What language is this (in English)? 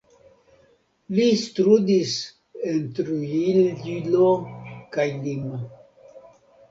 Esperanto